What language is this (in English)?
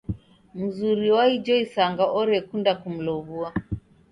Taita